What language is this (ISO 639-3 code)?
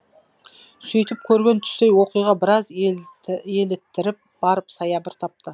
kaz